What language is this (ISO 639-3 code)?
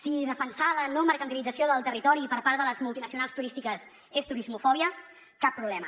cat